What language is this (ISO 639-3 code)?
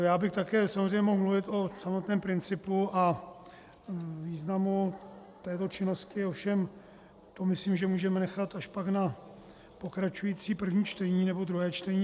ces